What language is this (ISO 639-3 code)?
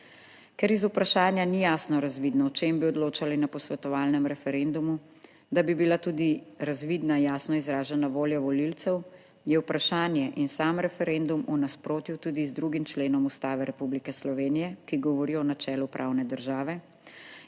slv